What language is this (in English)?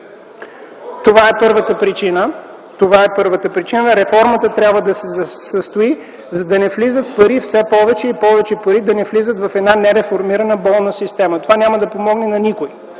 Bulgarian